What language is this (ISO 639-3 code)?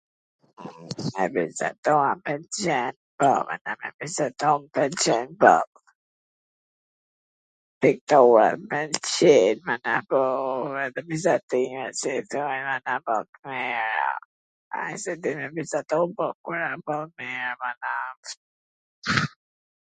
aln